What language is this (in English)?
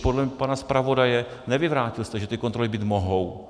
Czech